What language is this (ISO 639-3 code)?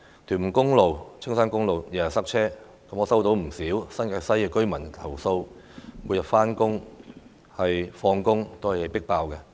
yue